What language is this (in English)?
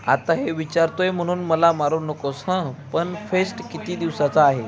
Marathi